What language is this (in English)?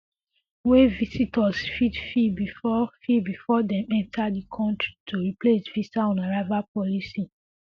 Nigerian Pidgin